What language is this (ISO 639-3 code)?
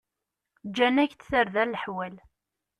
kab